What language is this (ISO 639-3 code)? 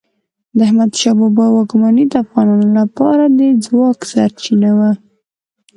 pus